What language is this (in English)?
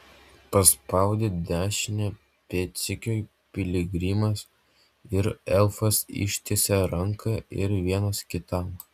Lithuanian